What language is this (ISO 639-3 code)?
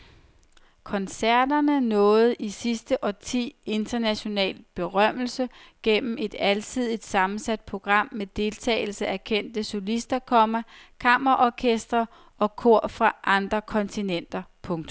dan